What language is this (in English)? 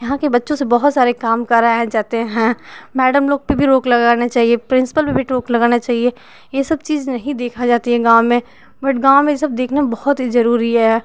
Hindi